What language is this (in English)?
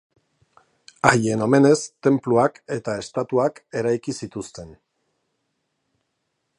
Basque